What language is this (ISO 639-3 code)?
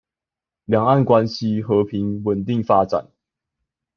zho